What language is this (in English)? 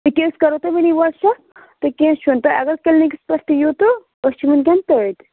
Kashmiri